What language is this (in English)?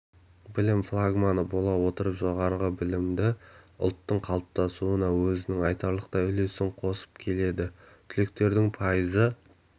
Kazakh